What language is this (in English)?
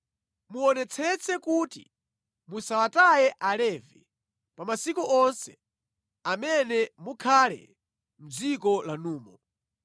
Nyanja